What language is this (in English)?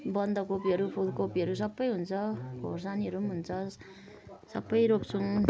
Nepali